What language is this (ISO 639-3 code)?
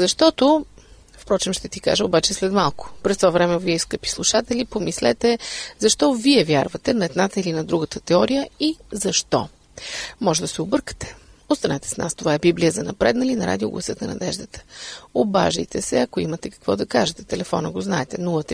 bul